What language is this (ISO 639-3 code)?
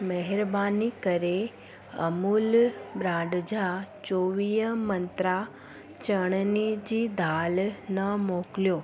snd